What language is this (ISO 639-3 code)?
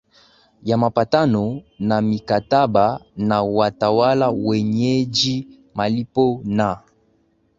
swa